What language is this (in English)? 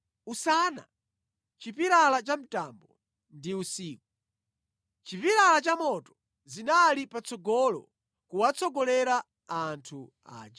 Nyanja